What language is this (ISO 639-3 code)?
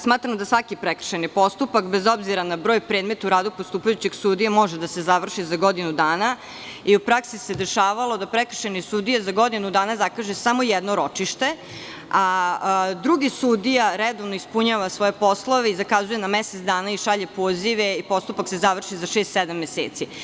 srp